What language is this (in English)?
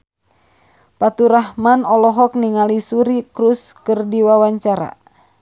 Sundanese